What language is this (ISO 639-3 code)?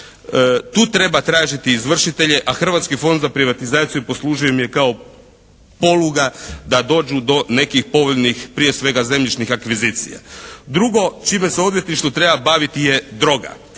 hrv